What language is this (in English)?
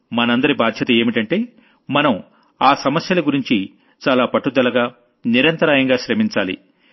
Telugu